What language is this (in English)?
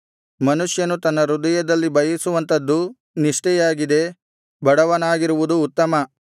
Kannada